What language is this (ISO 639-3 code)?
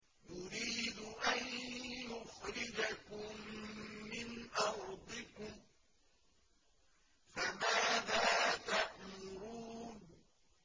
ara